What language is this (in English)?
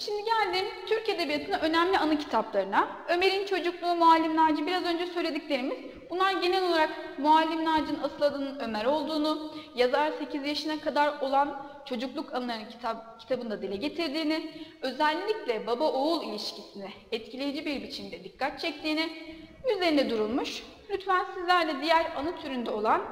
Turkish